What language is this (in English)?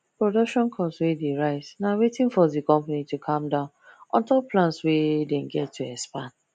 Nigerian Pidgin